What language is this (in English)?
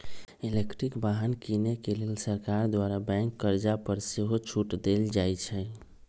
Magahi